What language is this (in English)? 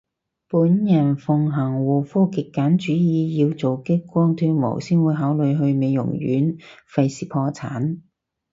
Cantonese